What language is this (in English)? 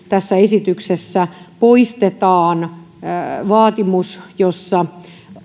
Finnish